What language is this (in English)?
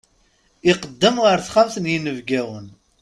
Kabyle